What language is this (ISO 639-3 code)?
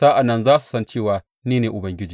hau